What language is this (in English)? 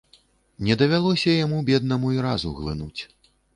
Belarusian